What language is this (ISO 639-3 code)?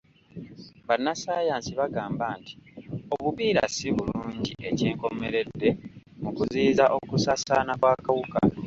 lug